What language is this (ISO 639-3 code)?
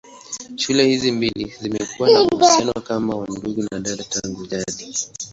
swa